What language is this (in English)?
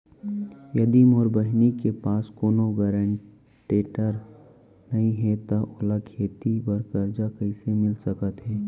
Chhattisgarhi